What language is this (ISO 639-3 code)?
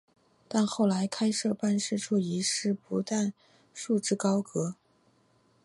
zho